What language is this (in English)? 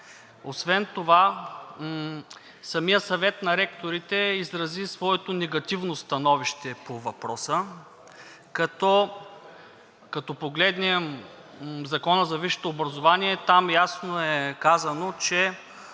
Bulgarian